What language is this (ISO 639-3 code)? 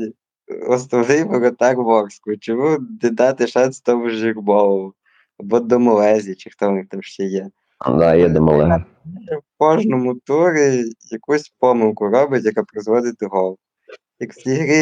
ukr